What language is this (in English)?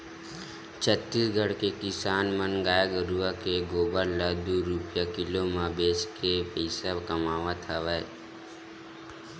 Chhattisgarhi